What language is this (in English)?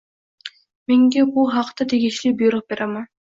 Uzbek